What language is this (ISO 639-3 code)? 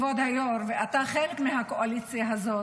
heb